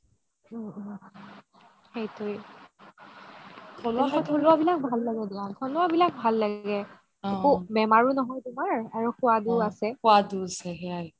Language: Assamese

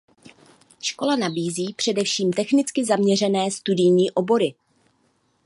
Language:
Czech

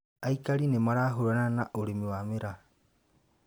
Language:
Kikuyu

